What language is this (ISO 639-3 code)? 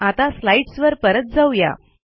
mar